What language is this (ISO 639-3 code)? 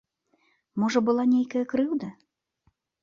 bel